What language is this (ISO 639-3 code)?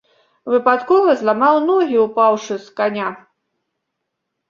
bel